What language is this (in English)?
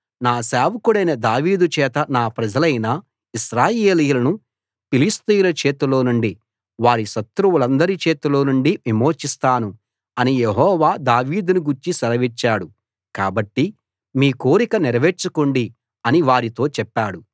Telugu